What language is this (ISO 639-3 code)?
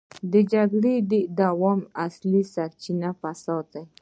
pus